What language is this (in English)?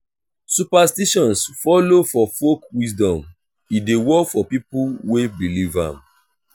Nigerian Pidgin